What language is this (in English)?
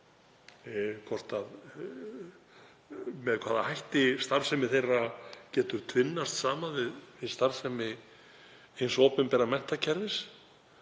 Icelandic